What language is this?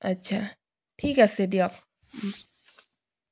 Assamese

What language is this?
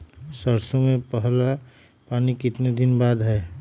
Magahi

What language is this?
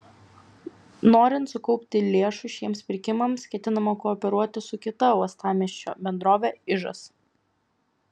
Lithuanian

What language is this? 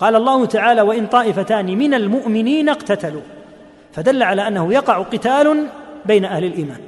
Arabic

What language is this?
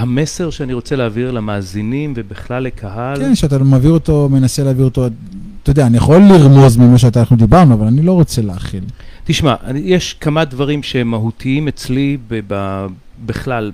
Hebrew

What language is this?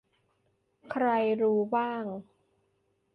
Thai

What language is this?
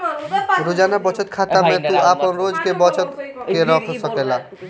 Bhojpuri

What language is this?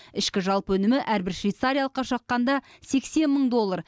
Kazakh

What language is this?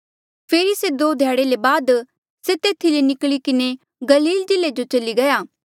Mandeali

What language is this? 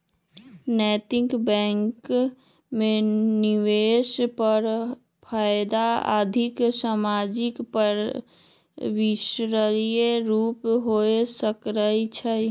Magahi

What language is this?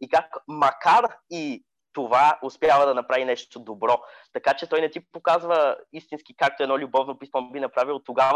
Bulgarian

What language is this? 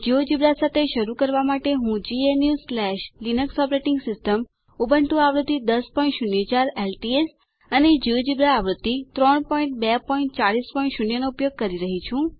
Gujarati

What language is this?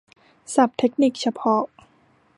Thai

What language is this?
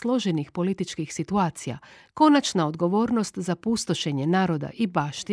Croatian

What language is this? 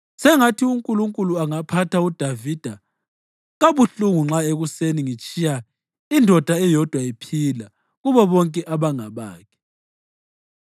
North Ndebele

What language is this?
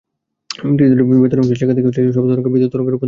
Bangla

